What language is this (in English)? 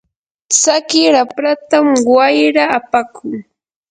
Yanahuanca Pasco Quechua